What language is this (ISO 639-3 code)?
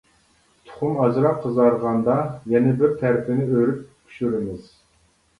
uig